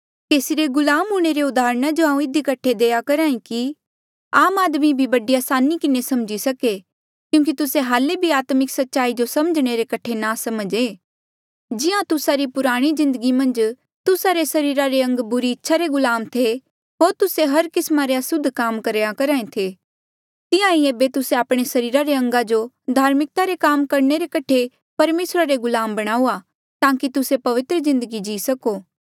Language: Mandeali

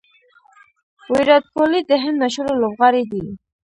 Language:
Pashto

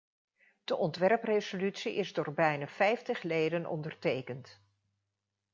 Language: Dutch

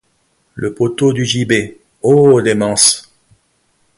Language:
French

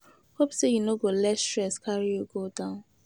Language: Nigerian Pidgin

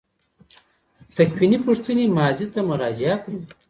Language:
Pashto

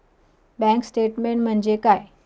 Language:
Marathi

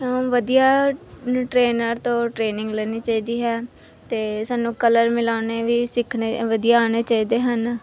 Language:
Punjabi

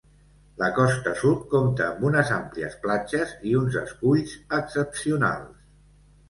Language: Catalan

